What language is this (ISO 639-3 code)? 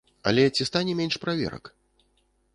bel